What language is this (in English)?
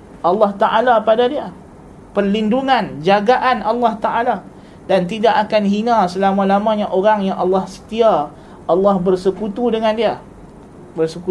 Malay